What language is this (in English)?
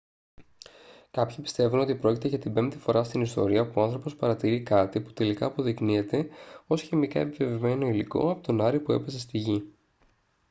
Greek